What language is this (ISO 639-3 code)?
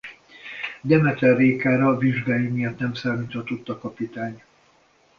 hun